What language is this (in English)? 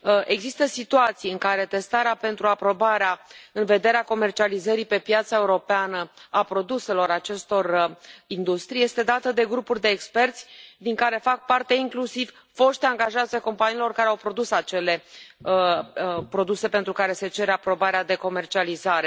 Romanian